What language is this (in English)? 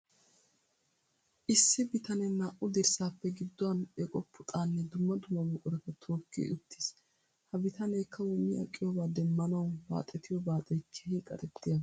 Wolaytta